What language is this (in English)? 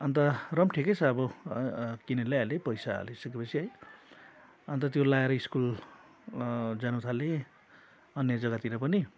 Nepali